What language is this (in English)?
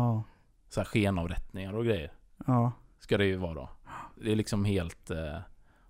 Swedish